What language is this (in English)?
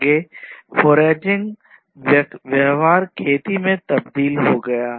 Hindi